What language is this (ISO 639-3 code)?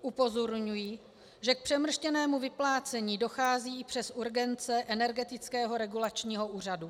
ces